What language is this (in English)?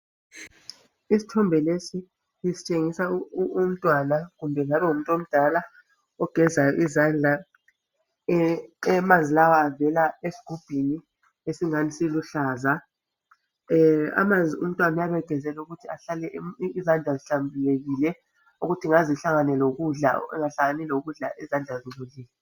Ndau